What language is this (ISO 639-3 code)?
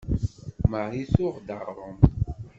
kab